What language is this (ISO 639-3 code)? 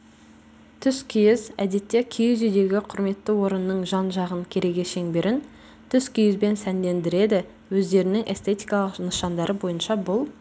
kaz